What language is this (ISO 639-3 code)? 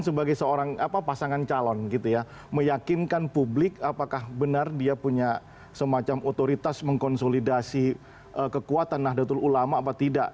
ind